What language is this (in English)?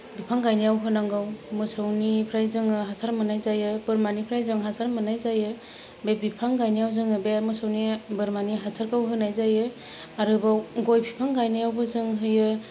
Bodo